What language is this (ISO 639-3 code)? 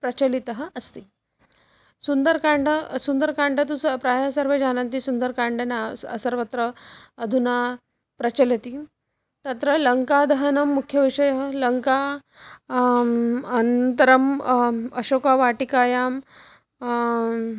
san